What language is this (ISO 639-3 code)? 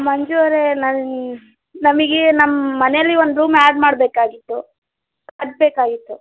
kan